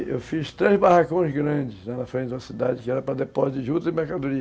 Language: Portuguese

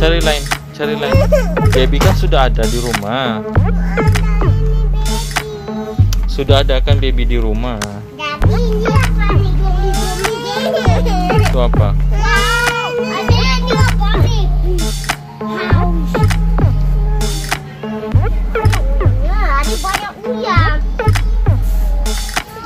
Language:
Polish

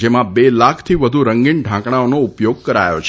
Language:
Gujarati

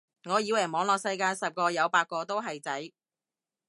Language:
Cantonese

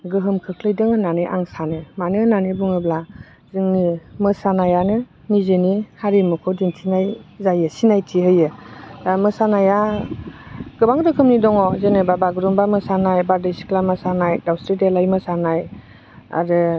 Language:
Bodo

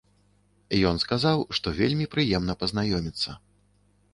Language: Belarusian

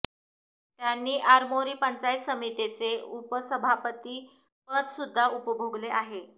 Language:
Marathi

